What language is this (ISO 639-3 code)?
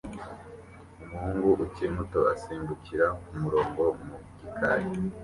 kin